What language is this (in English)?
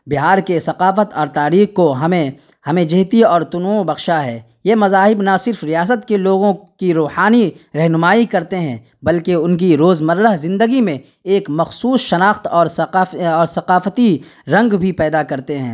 Urdu